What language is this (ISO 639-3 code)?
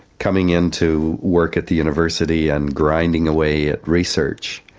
eng